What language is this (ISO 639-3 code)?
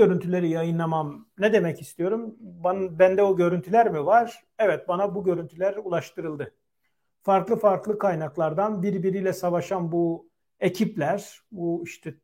tur